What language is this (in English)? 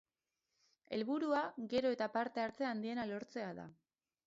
Basque